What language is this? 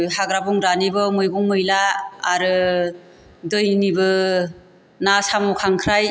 Bodo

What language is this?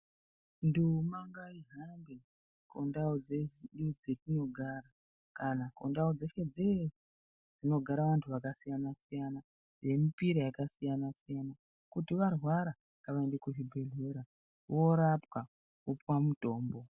Ndau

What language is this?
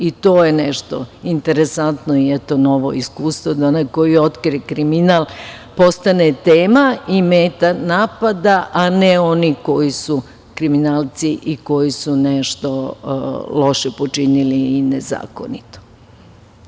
Serbian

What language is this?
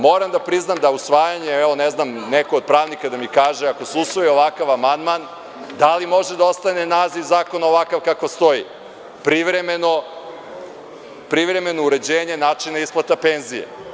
Serbian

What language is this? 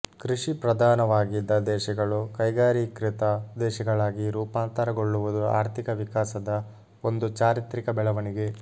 Kannada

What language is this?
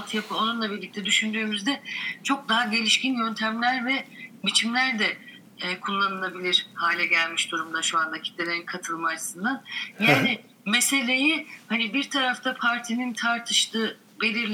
Turkish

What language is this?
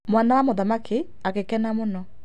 Kikuyu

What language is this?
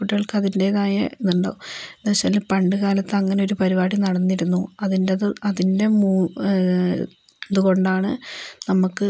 Malayalam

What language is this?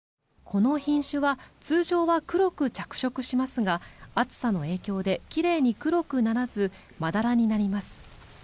Japanese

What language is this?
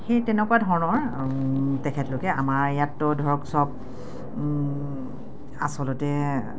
Assamese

